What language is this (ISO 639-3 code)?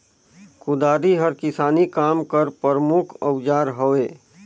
hne